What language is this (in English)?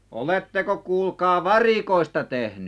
Finnish